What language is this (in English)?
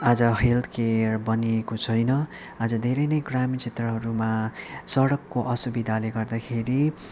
Nepali